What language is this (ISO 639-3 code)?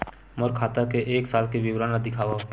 hne